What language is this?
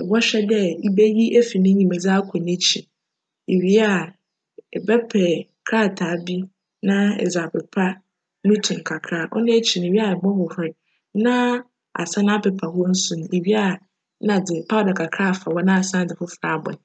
Akan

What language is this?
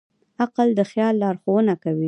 Pashto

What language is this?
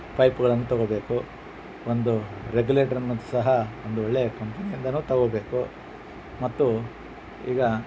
Kannada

